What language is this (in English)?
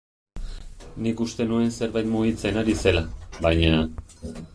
Basque